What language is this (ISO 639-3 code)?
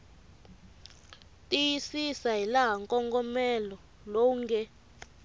tso